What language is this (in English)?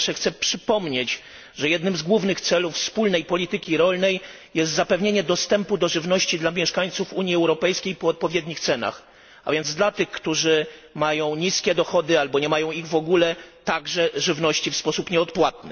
Polish